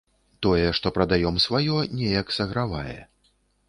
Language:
Belarusian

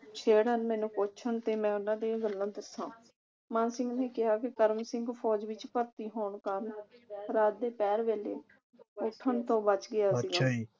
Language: Punjabi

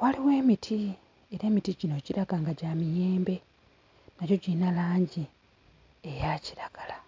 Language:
Ganda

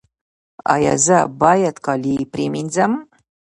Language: Pashto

